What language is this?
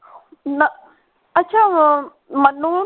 Punjabi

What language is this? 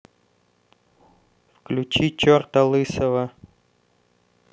Russian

